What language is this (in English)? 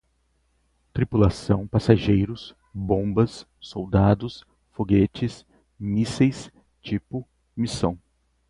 Portuguese